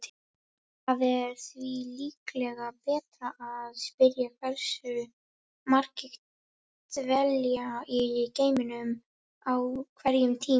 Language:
Icelandic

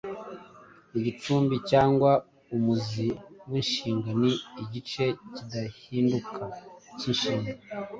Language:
Kinyarwanda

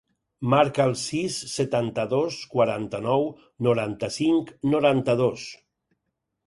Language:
Catalan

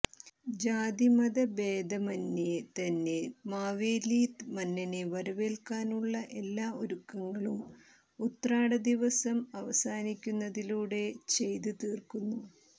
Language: Malayalam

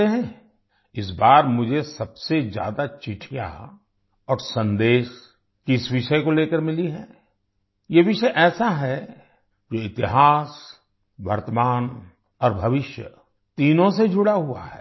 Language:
Hindi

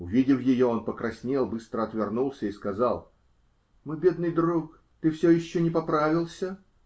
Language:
Russian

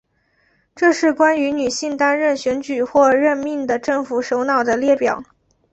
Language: Chinese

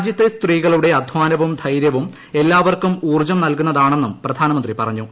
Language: Malayalam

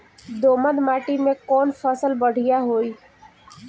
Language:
Bhojpuri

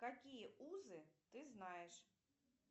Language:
Russian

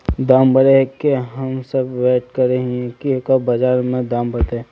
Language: Magahi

